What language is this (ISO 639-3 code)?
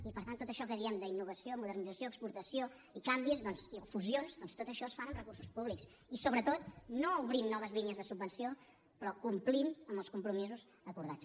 cat